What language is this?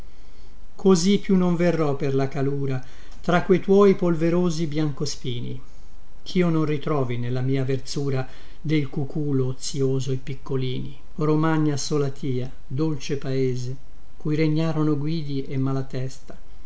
Italian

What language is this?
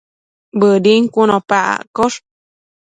Matsés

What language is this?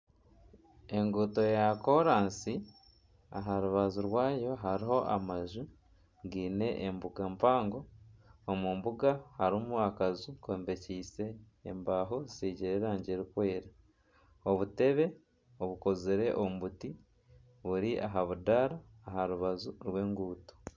Nyankole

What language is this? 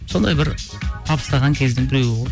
Kazakh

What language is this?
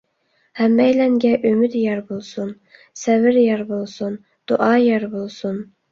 Uyghur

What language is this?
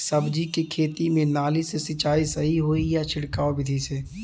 Bhojpuri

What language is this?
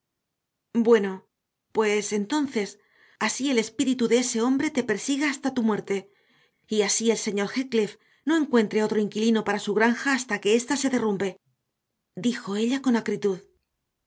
Spanish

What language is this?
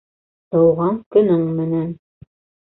Bashkir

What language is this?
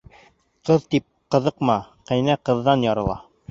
Bashkir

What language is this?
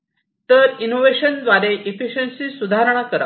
Marathi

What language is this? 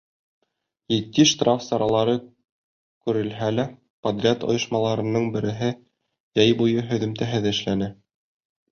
Bashkir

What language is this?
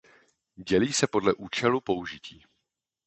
Czech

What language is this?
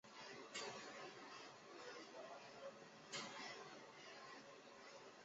Chinese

